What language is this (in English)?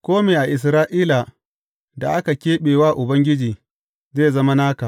Hausa